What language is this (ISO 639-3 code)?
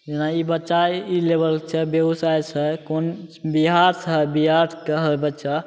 mai